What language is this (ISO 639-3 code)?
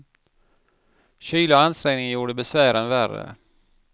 swe